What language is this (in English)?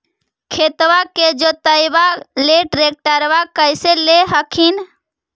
Magahi